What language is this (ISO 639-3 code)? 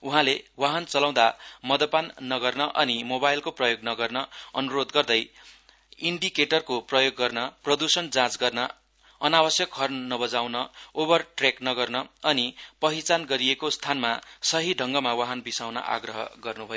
nep